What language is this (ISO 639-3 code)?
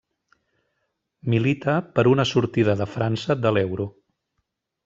cat